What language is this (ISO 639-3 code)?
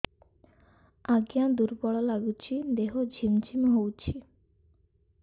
ori